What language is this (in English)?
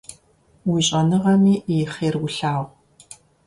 Kabardian